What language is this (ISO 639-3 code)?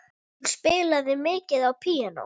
isl